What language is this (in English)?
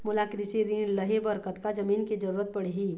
Chhattisgarhi